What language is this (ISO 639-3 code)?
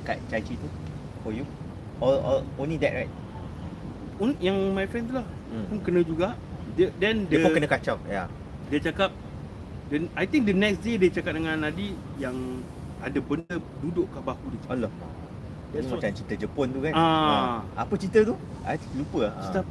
msa